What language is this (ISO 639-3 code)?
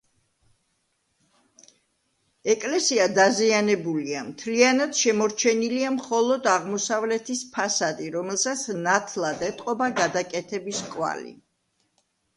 kat